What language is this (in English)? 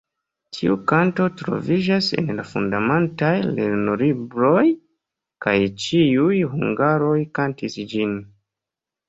Esperanto